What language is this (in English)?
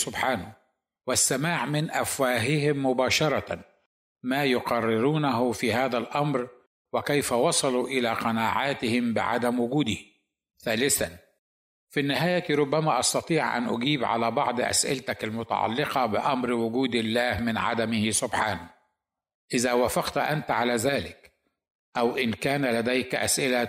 Arabic